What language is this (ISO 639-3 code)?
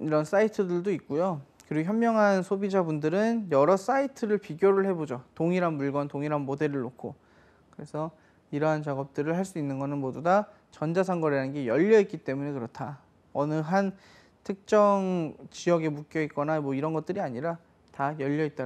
kor